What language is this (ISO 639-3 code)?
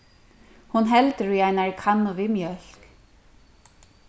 fao